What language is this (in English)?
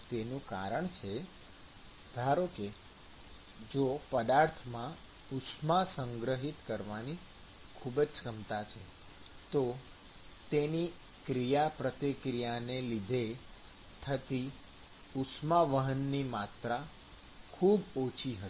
Gujarati